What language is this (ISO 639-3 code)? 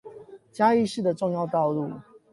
zho